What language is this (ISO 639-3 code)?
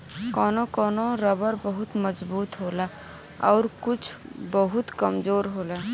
bho